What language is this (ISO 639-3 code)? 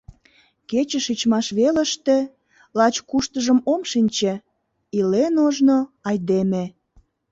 chm